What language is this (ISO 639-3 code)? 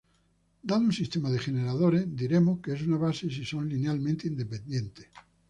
spa